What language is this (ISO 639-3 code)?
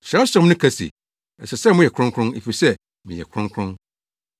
aka